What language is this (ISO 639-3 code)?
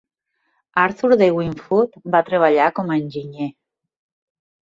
cat